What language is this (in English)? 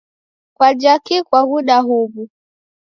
Taita